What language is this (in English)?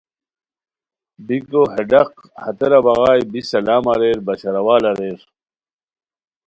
Khowar